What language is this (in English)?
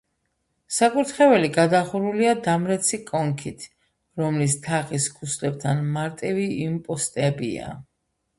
Georgian